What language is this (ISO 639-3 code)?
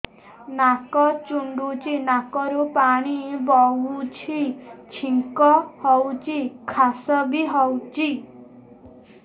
ori